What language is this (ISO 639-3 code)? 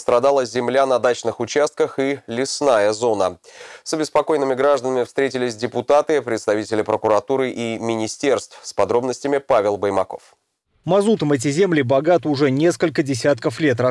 rus